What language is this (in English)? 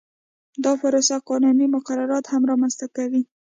Pashto